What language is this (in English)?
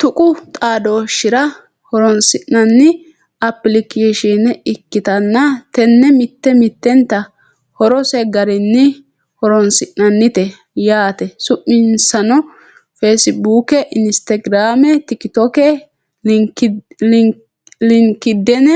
Sidamo